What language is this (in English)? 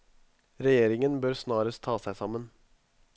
Norwegian